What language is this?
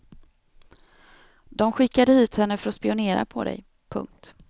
Swedish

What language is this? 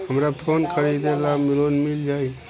Bhojpuri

